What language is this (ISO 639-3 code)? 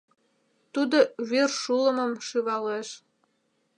chm